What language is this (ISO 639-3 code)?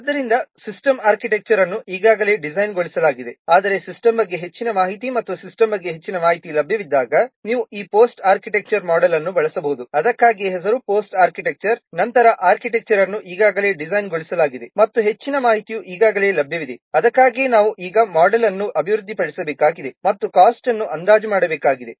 kan